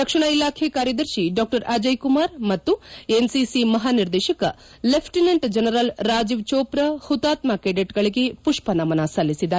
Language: Kannada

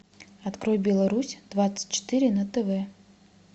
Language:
Russian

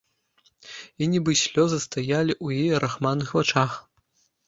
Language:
Belarusian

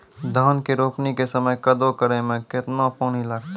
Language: Maithili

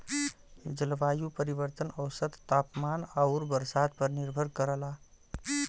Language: Bhojpuri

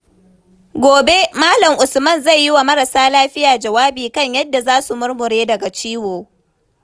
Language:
Hausa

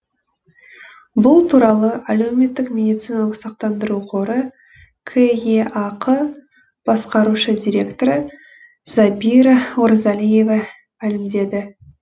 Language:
Kazakh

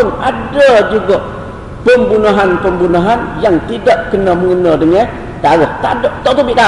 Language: Malay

